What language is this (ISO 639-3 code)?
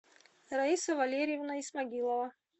rus